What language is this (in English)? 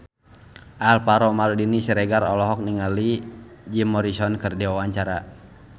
Sundanese